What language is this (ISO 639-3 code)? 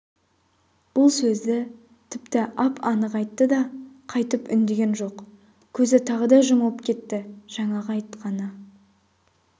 kaz